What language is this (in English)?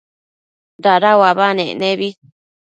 Matsés